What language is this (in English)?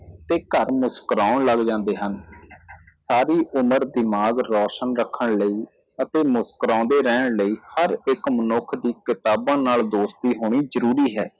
Punjabi